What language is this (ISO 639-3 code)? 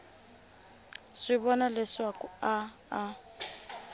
tso